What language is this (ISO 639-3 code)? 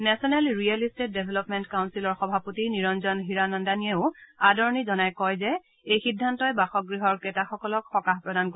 asm